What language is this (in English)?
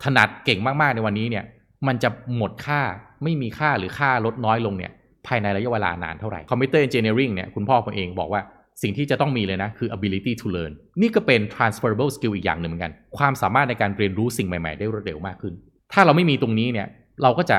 Thai